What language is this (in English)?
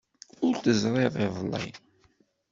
Kabyle